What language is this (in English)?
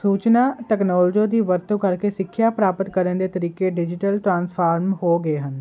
Punjabi